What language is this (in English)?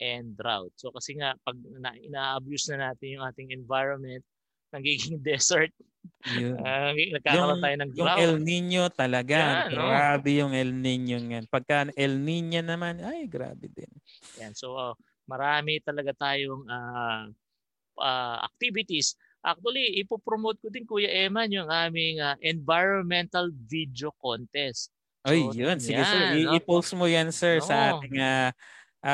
Filipino